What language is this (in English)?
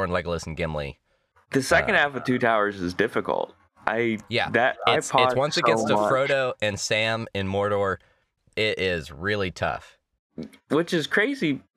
English